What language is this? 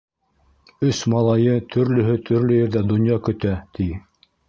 Bashkir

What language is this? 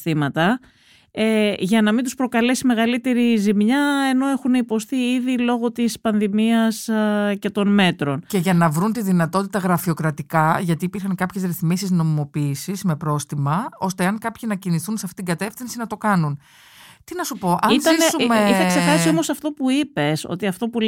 Greek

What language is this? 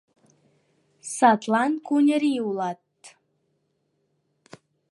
Mari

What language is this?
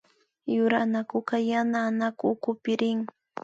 Imbabura Highland Quichua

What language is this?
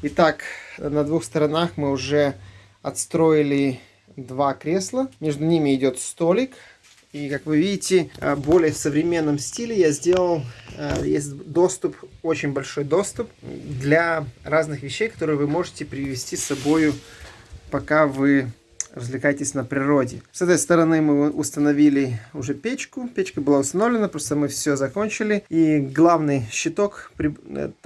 Russian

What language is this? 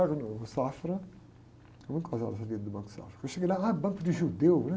Portuguese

